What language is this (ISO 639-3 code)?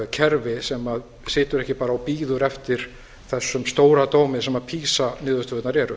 isl